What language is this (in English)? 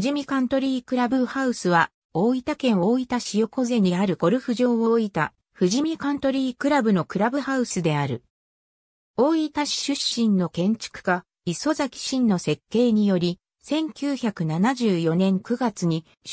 Japanese